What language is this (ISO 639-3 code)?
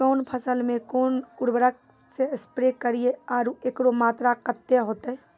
mai